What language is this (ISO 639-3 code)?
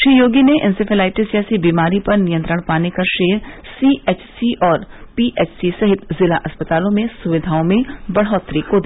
hin